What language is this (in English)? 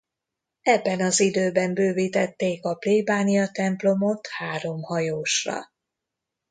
Hungarian